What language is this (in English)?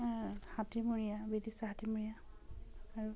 Assamese